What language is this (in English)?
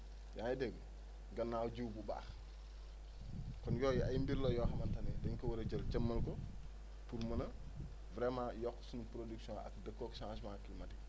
Wolof